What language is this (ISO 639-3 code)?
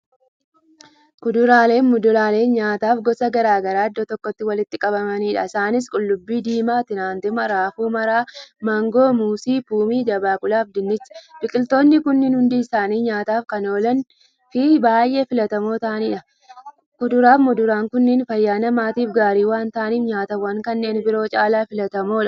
orm